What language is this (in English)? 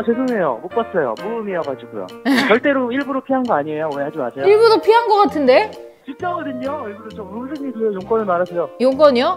Korean